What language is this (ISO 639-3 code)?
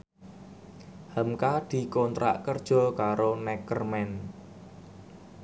jav